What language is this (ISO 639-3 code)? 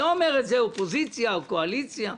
heb